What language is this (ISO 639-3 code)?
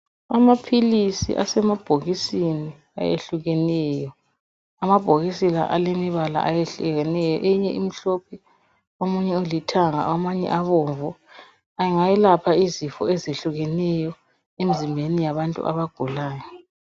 nde